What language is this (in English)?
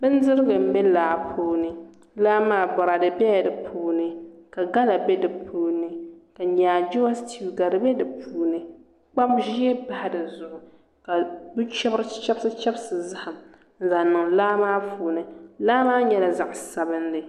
Dagbani